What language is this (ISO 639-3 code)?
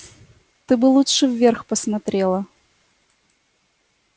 rus